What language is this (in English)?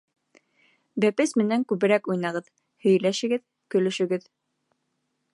Bashkir